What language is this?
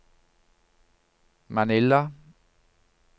Norwegian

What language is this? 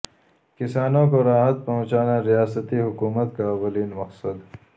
Urdu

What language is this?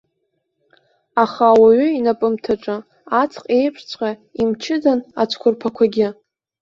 Abkhazian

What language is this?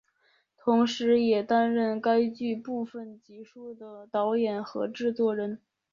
Chinese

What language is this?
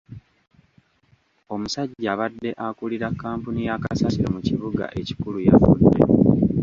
Ganda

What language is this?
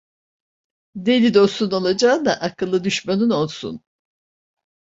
Turkish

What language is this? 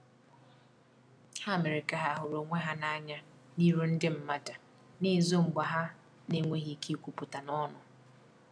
Igbo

